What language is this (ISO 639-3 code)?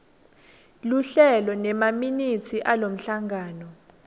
ssw